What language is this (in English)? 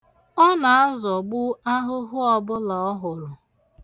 Igbo